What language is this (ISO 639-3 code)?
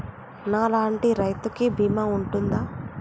tel